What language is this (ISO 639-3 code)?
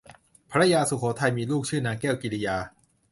tha